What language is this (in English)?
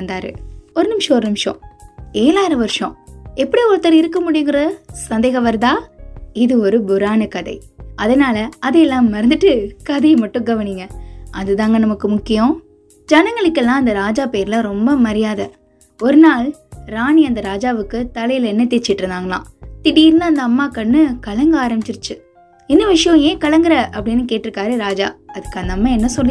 Tamil